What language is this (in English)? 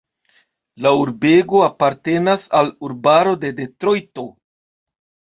Esperanto